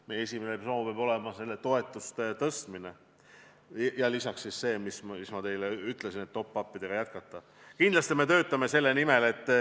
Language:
Estonian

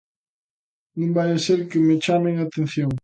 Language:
Galician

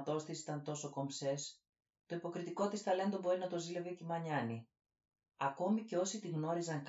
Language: Greek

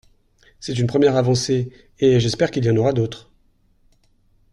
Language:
French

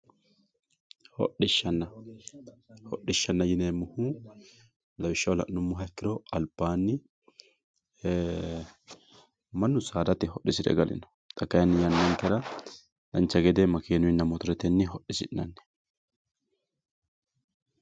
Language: Sidamo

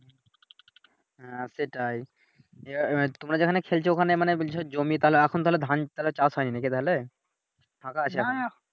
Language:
Bangla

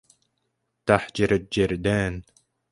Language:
Arabic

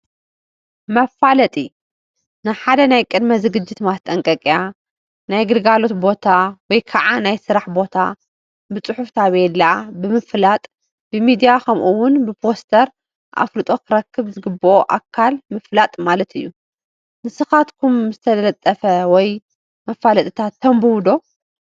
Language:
Tigrinya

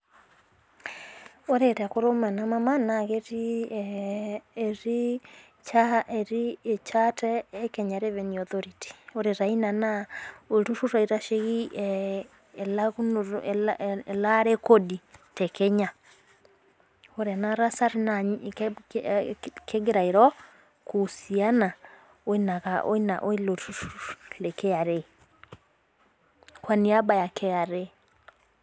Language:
Masai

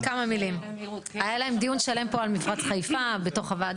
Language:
Hebrew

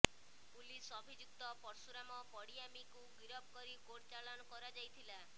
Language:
Odia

